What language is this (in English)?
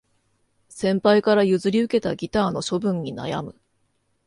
Japanese